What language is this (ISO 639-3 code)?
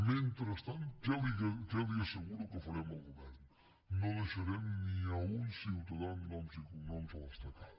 cat